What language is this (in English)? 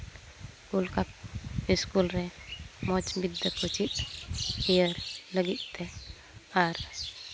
Santali